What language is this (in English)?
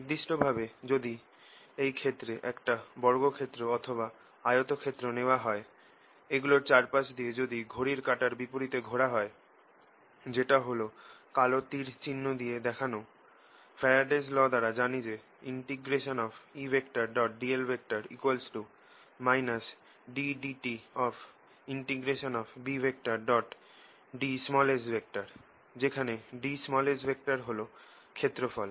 Bangla